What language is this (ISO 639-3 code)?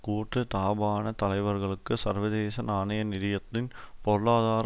tam